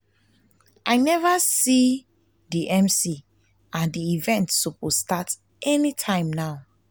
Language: Nigerian Pidgin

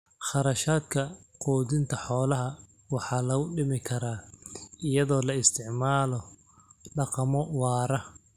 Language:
Somali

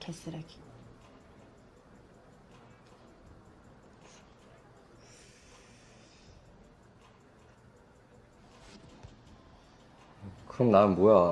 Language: Korean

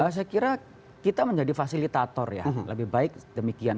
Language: Indonesian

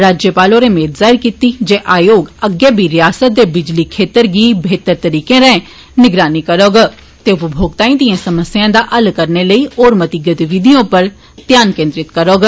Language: Dogri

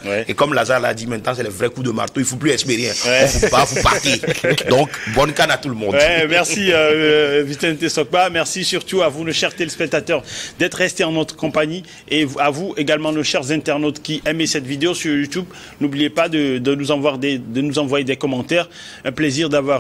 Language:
French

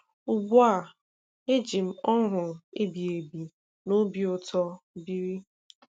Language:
Igbo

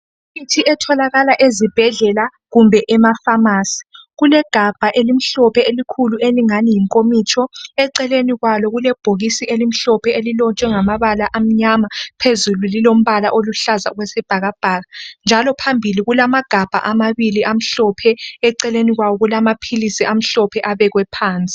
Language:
North Ndebele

